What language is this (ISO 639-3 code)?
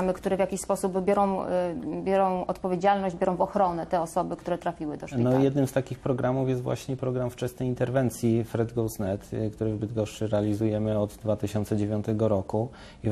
pol